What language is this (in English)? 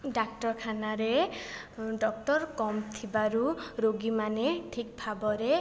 Odia